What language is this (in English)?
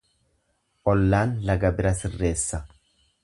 Oromo